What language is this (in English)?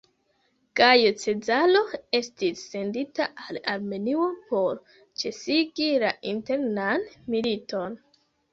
Esperanto